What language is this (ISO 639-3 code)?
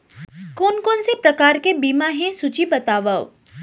hne